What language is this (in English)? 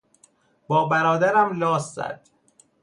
Persian